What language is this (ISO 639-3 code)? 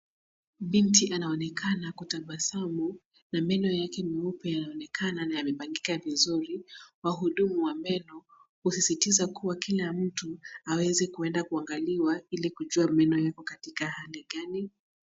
swa